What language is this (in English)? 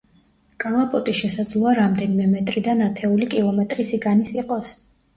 Georgian